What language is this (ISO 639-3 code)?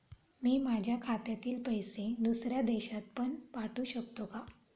mar